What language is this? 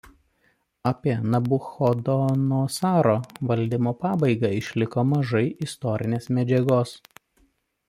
Lithuanian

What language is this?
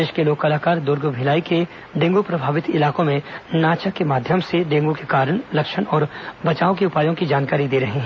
Hindi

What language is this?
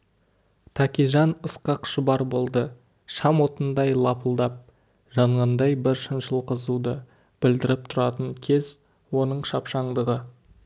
Kazakh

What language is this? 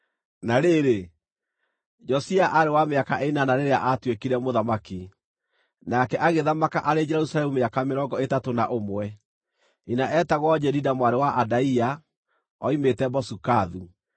Kikuyu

